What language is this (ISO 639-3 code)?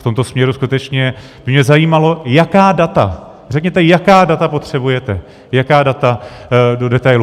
ces